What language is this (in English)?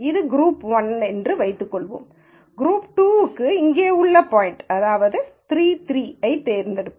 Tamil